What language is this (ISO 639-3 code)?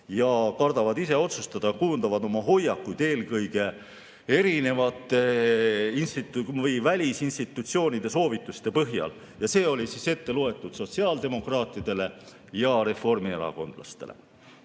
est